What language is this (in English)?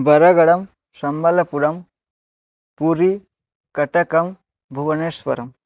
Sanskrit